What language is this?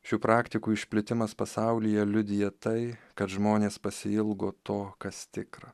Lithuanian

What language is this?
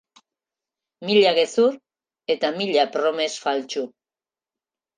Basque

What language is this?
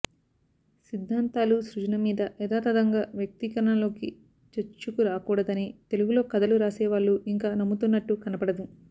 Telugu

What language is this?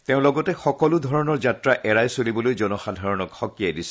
Assamese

